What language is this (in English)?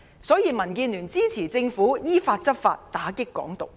Cantonese